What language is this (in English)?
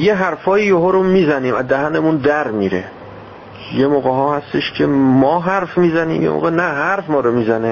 Persian